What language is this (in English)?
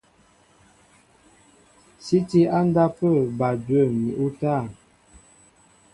Mbo (Cameroon)